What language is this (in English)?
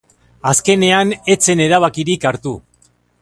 Basque